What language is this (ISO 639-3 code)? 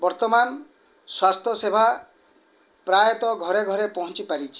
ori